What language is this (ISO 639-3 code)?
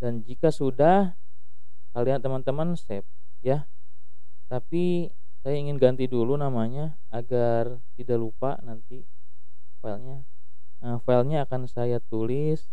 ind